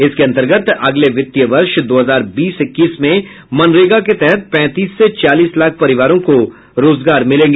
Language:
Hindi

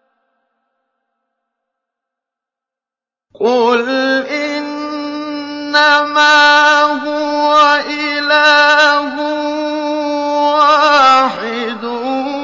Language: Arabic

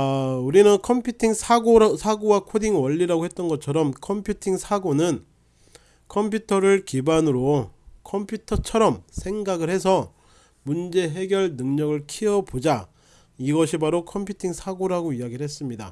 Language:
Korean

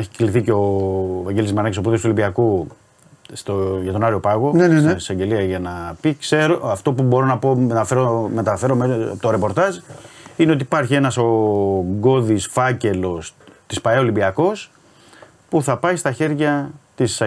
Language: Greek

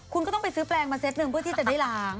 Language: Thai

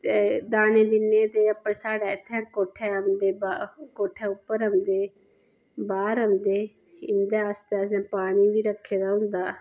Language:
Dogri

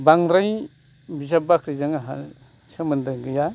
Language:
Bodo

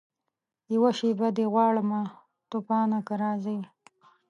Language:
Pashto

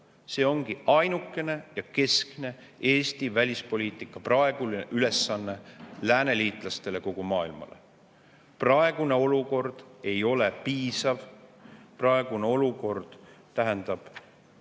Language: Estonian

